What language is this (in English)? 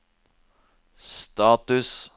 Norwegian